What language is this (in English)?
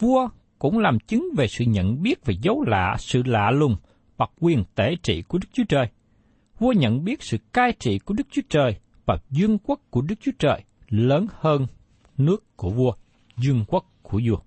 Vietnamese